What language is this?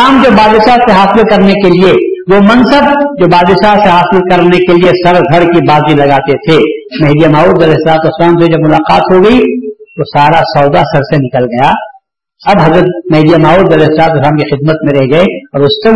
Urdu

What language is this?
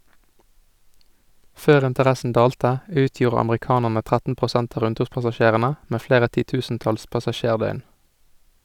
Norwegian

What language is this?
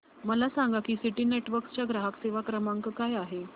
Marathi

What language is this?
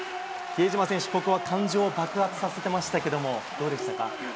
Japanese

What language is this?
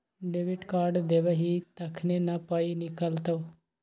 Maithili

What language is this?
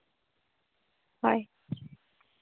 Santali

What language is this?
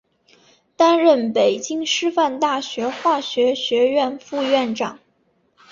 Chinese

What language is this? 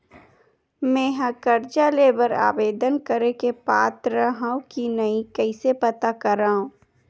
Chhattisgarhi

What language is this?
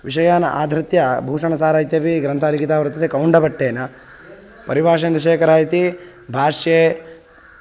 Sanskrit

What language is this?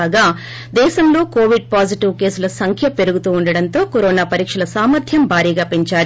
Telugu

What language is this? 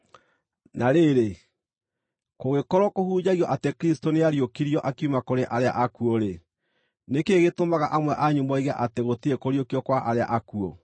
Kikuyu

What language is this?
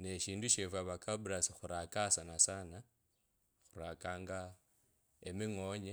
Kabras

